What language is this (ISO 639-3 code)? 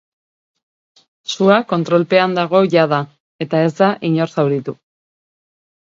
eus